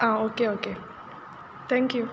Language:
Konkani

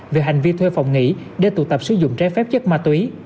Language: Vietnamese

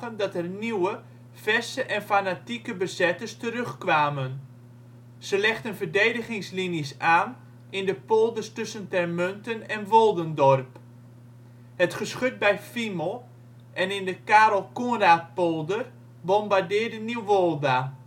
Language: Dutch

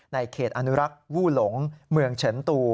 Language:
Thai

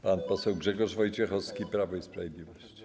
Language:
Polish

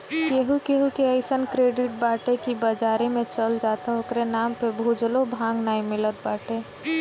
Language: Bhojpuri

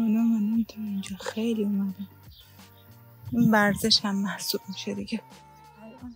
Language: Persian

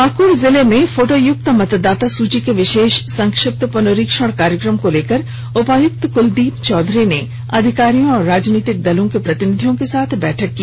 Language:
Hindi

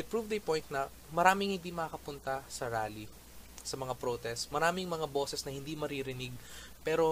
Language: Filipino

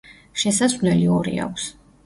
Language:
Georgian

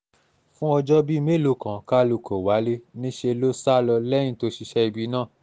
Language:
Yoruba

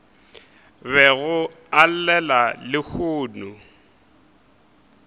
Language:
Northern Sotho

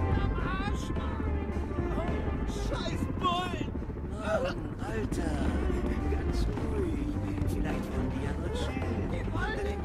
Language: German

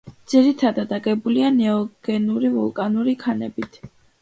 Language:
Georgian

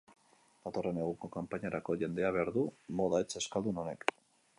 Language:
Basque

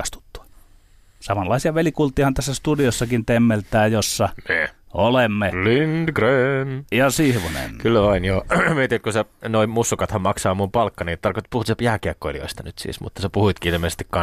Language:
Finnish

